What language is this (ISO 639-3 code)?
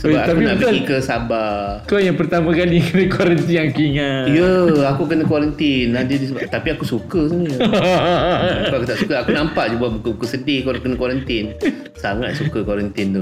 msa